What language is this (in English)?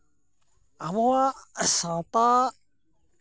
Santali